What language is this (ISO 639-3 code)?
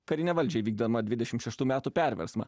lit